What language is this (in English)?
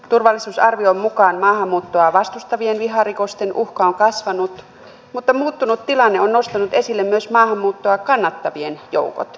Finnish